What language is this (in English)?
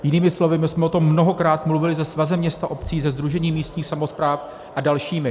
Czech